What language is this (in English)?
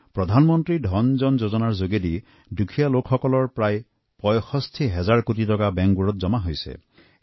Assamese